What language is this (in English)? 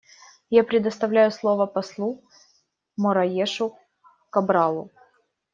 Russian